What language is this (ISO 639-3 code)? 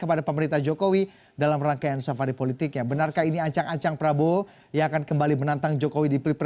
ind